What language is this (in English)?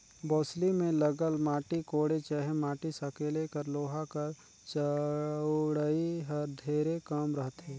Chhattisgarhi